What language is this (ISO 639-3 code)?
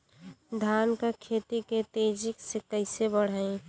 bho